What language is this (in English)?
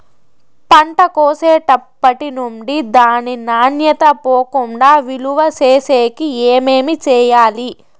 Telugu